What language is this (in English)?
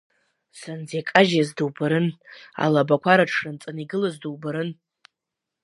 Abkhazian